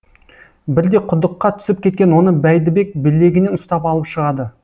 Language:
Kazakh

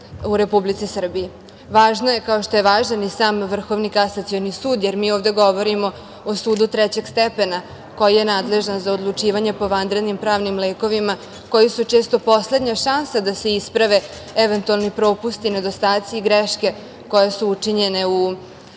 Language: Serbian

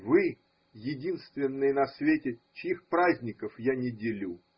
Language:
Russian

